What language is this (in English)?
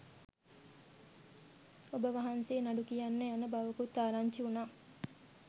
Sinhala